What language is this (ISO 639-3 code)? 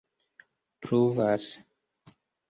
epo